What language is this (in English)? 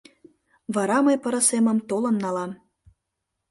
Mari